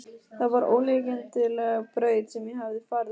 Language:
Icelandic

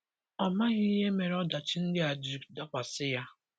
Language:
Igbo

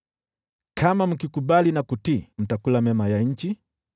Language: Swahili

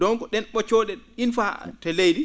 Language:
Fula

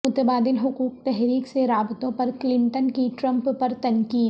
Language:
Urdu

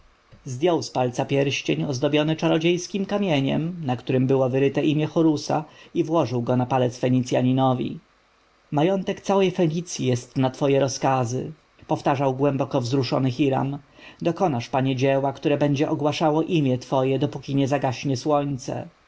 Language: Polish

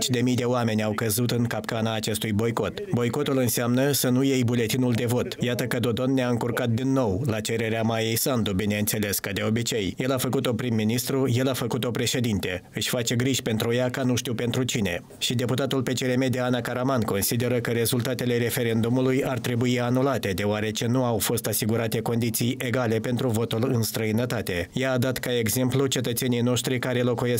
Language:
Romanian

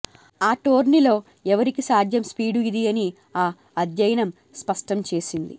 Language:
Telugu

